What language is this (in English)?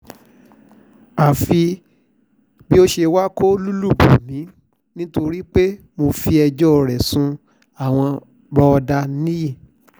Yoruba